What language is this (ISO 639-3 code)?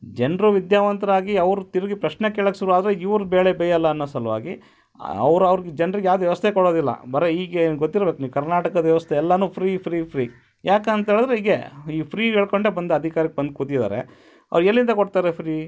kan